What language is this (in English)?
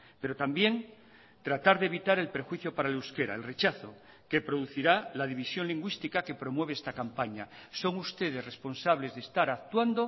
Spanish